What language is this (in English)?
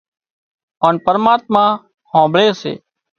Wadiyara Koli